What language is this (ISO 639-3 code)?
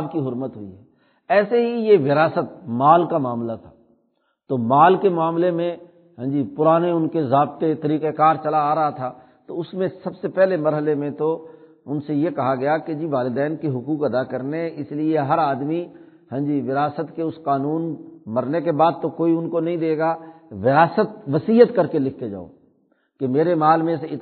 urd